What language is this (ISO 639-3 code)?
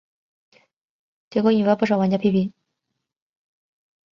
zho